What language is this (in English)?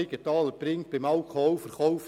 Swiss German